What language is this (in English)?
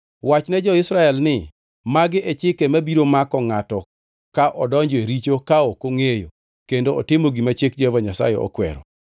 Luo (Kenya and Tanzania)